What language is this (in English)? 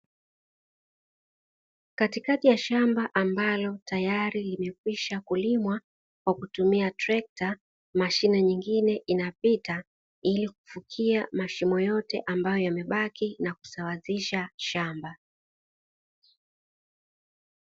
Swahili